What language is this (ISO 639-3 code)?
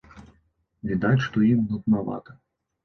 bel